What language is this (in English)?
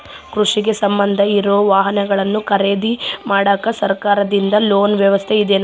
Kannada